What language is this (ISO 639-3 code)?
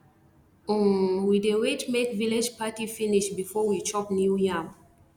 pcm